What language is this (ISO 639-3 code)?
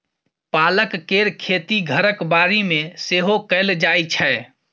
mai